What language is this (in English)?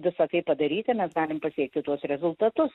Lithuanian